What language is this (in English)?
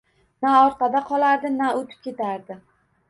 Uzbek